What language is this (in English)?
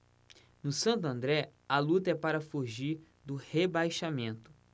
Portuguese